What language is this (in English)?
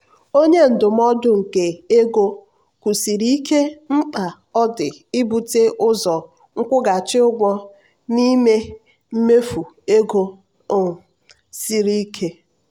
Igbo